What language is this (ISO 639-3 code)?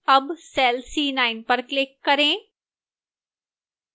hin